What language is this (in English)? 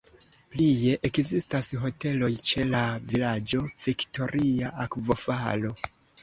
Esperanto